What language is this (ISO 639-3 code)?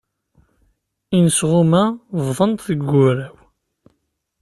kab